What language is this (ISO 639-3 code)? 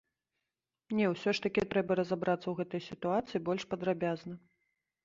bel